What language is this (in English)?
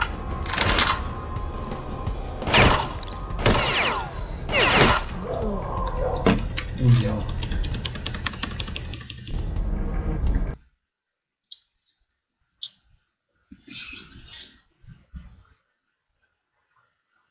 Russian